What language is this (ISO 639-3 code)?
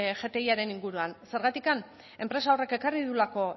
eus